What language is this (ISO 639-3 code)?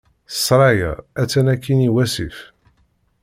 kab